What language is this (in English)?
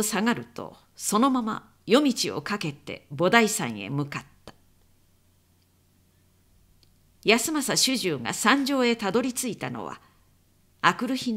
Japanese